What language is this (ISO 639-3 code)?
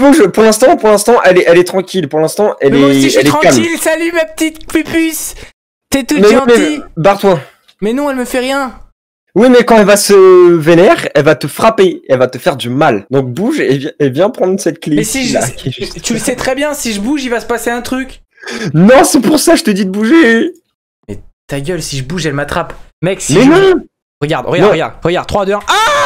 fra